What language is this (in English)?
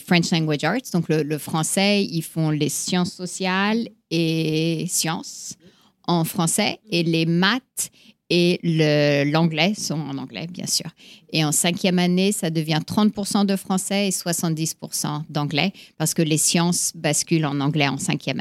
French